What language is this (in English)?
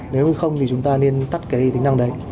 Vietnamese